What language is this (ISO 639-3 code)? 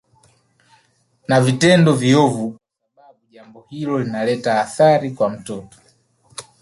swa